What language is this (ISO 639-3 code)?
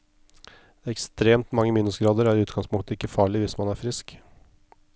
nor